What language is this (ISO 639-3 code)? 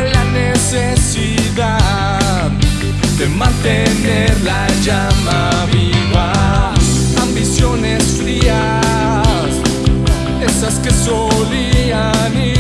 ita